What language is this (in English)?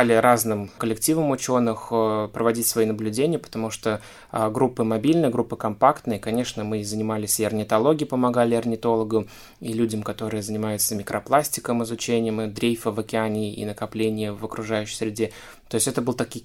Russian